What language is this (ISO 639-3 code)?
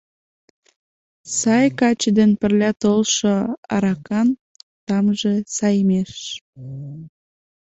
chm